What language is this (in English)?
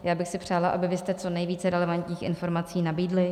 Czech